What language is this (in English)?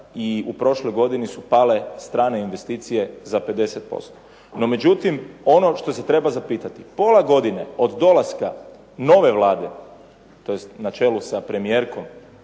Croatian